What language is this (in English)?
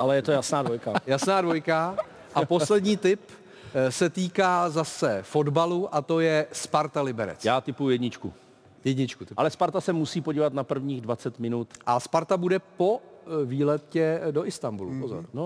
Czech